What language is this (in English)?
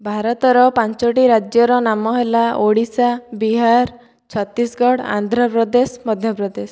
Odia